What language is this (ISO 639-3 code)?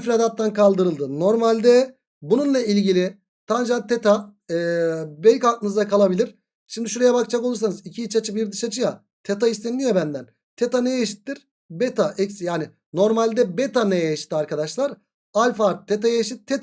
tur